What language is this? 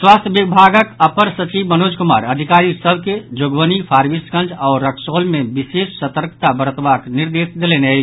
Maithili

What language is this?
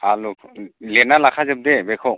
Bodo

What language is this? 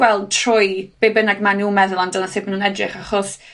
Welsh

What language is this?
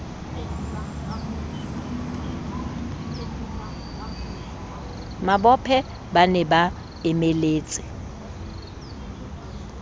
Southern Sotho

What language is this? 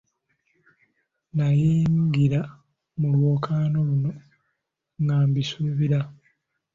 Ganda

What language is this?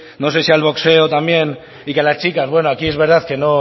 Spanish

